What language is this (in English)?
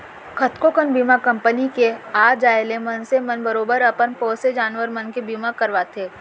Chhattisgarhi